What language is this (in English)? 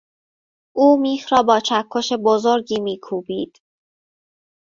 Persian